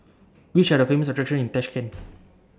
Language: English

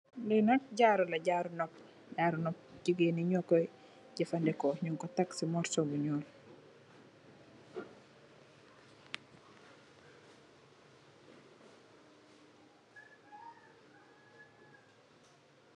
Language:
Wolof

